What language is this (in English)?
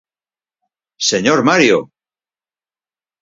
Galician